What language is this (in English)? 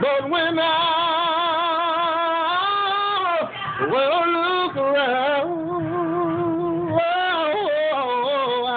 English